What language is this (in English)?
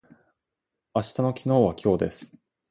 Japanese